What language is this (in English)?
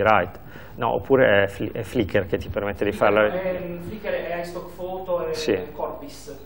Italian